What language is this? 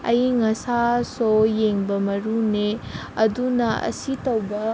Manipuri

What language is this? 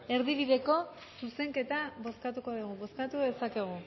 Basque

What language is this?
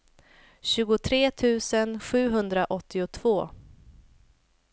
Swedish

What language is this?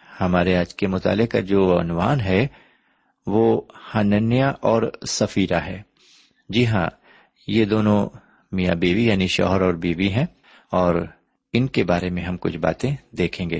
Urdu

